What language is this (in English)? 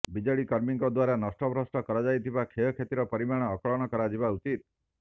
Odia